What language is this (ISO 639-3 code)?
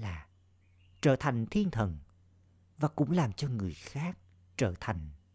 vie